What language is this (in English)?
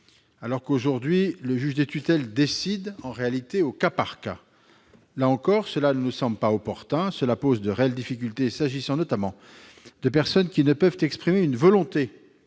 French